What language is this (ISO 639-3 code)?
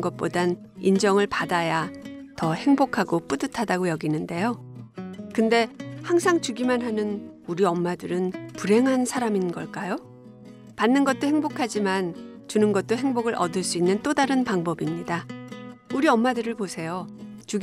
kor